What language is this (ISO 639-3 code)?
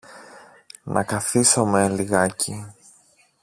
ell